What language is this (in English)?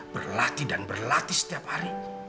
Indonesian